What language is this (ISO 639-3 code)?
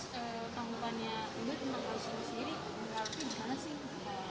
ind